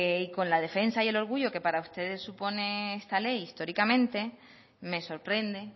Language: Spanish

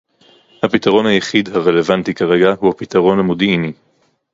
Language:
Hebrew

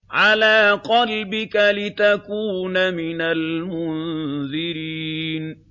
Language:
Arabic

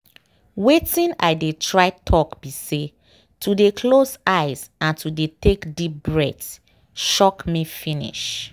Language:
Nigerian Pidgin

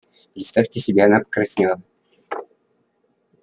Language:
Russian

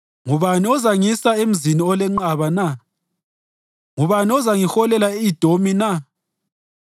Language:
North Ndebele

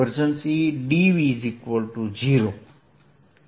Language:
Gujarati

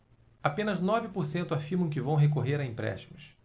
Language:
Portuguese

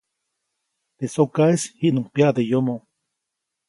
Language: Copainalá Zoque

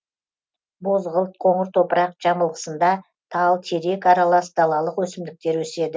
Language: Kazakh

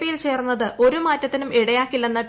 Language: Malayalam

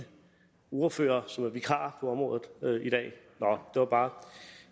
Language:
Danish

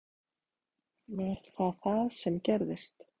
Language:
Icelandic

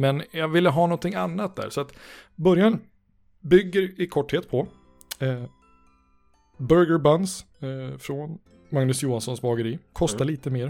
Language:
Swedish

